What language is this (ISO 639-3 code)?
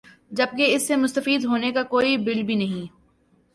urd